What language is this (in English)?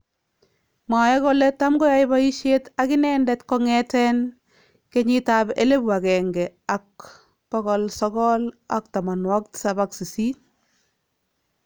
Kalenjin